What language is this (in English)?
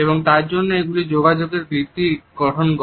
Bangla